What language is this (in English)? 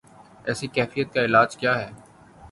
Urdu